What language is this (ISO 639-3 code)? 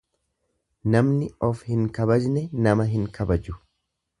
orm